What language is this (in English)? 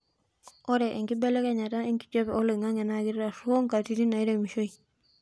Masai